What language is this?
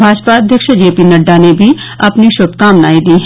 Hindi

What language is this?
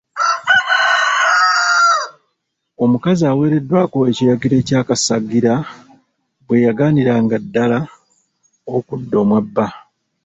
Ganda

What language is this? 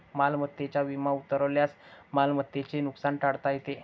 Marathi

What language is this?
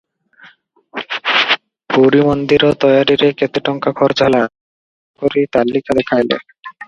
Odia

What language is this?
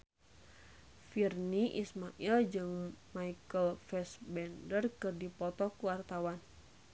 Sundanese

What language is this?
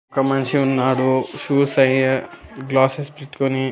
Telugu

